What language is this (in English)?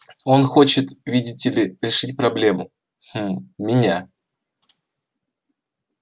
Russian